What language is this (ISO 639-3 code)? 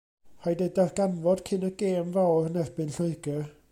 cym